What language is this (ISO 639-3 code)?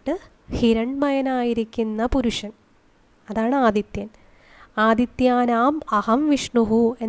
mal